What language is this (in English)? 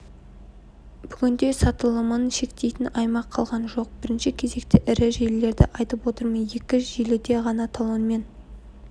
Kazakh